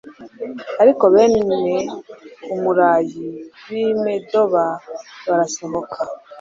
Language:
Kinyarwanda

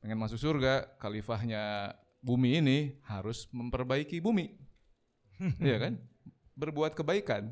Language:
Indonesian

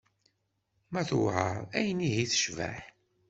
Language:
Kabyle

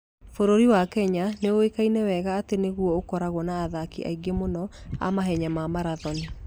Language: Kikuyu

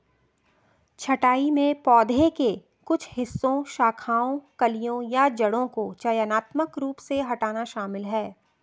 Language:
Hindi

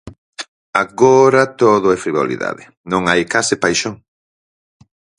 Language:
Galician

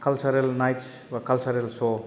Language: Bodo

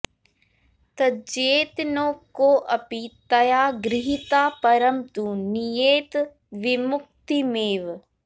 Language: Sanskrit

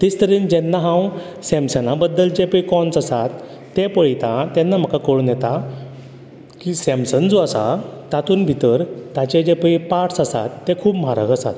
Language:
Konkani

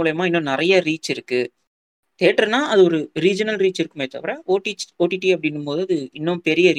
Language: Tamil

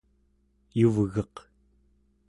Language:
Central Yupik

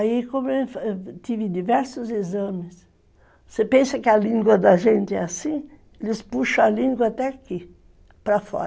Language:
Portuguese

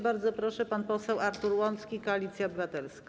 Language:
Polish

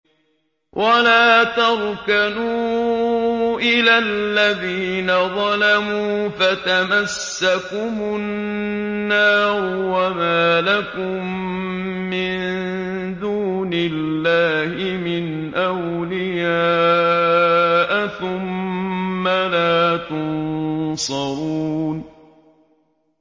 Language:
Arabic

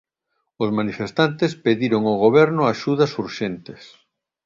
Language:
Galician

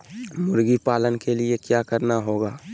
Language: Magahi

